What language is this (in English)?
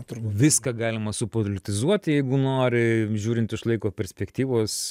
Lithuanian